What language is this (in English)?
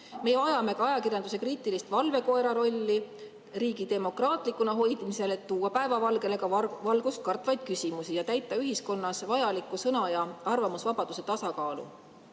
Estonian